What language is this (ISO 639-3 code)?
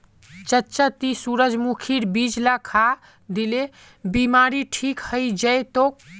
mag